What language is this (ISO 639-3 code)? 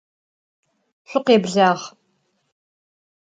ady